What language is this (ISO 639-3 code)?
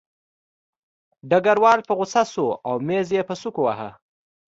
pus